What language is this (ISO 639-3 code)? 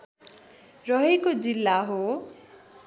nep